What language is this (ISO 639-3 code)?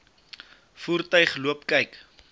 afr